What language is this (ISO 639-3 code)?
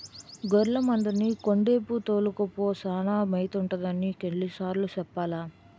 tel